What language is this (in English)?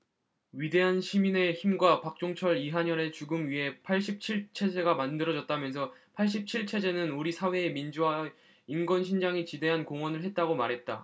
Korean